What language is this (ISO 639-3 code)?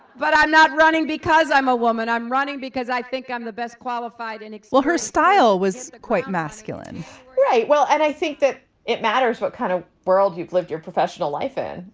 eng